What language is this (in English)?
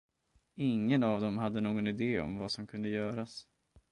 Swedish